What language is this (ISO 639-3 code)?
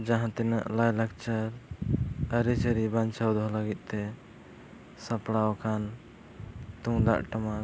sat